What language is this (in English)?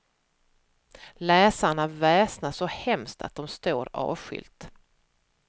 Swedish